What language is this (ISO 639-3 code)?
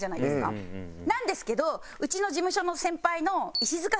jpn